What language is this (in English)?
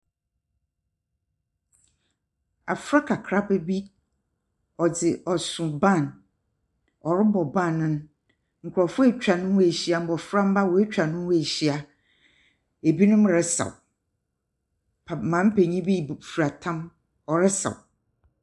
Akan